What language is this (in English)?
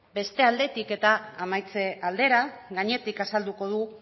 Basque